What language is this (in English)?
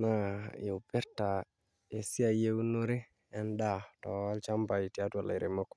Masai